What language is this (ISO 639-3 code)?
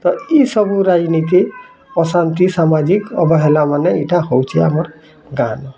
ori